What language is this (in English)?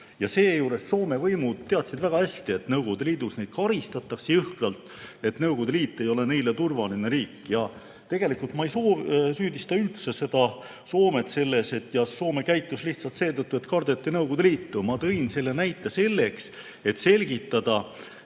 Estonian